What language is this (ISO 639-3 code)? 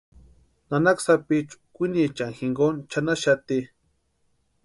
pua